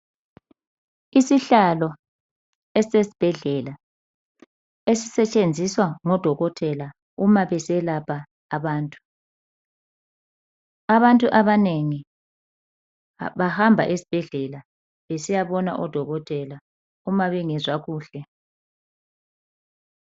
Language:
North Ndebele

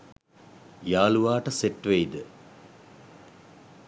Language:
Sinhala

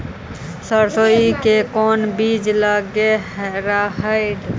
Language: Magahi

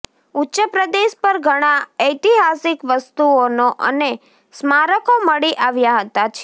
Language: Gujarati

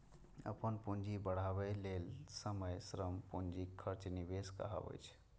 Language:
Maithili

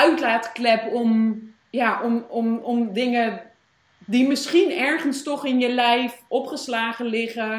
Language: Dutch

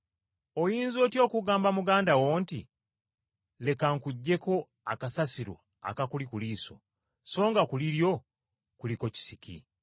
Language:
Ganda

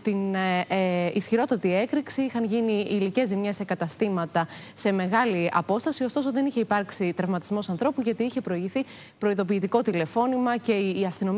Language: Greek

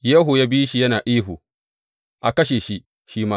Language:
Hausa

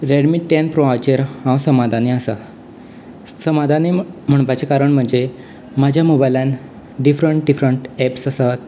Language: Konkani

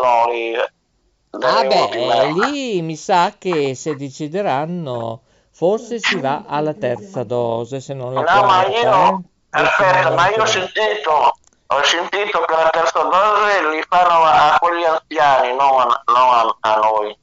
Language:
Italian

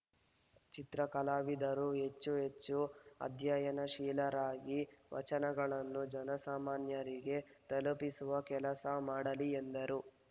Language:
Kannada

